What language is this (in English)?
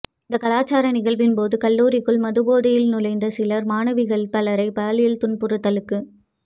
Tamil